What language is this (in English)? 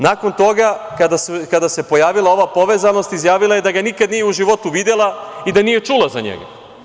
Serbian